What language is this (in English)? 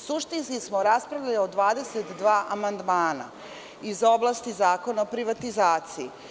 Serbian